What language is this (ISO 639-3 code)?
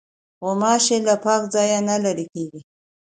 pus